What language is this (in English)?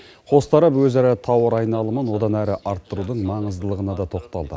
Kazakh